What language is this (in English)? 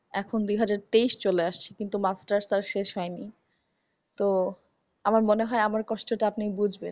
Bangla